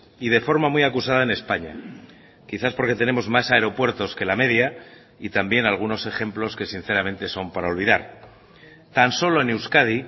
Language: Spanish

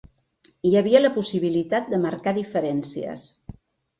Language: Catalan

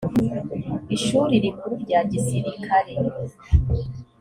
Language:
Kinyarwanda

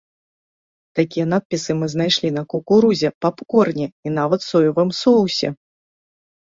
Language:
Belarusian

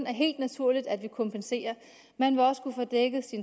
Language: Danish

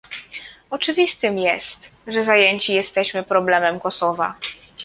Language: Polish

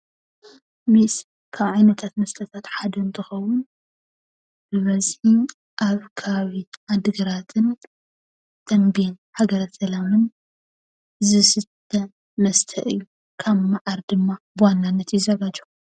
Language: Tigrinya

